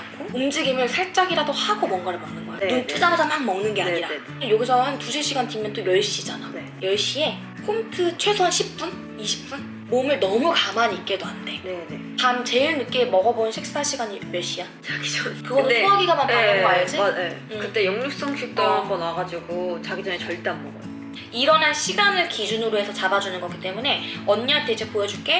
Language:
Korean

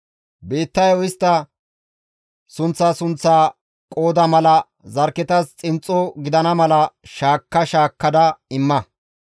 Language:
Gamo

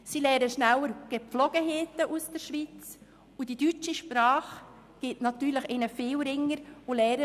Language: Swiss German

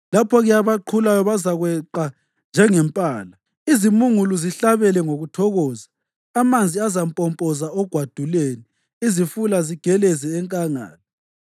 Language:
North Ndebele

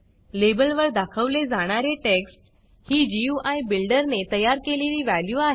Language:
Marathi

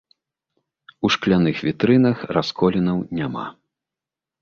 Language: Belarusian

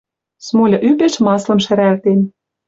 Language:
Western Mari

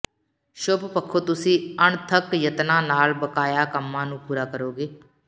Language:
Punjabi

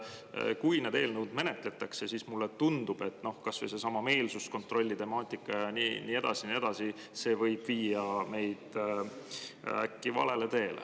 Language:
Estonian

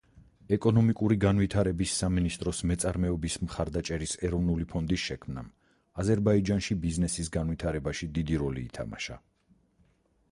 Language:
Georgian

